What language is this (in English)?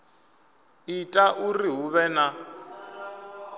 Venda